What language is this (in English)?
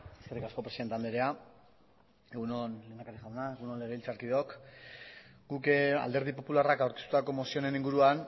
Basque